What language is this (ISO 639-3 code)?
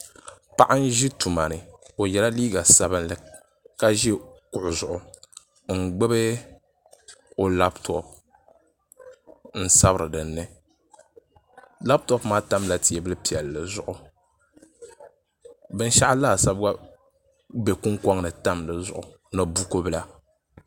dag